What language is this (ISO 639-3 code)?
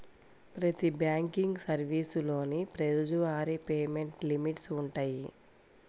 tel